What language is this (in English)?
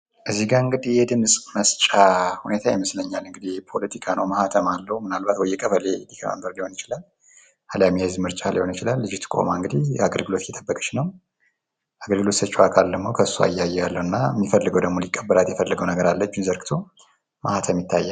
Amharic